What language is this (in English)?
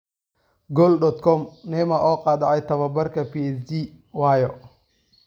Somali